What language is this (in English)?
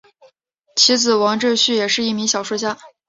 Chinese